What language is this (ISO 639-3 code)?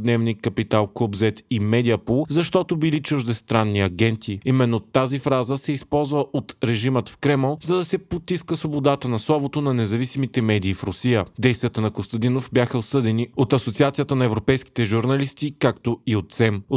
bul